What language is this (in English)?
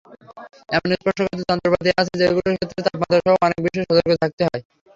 Bangla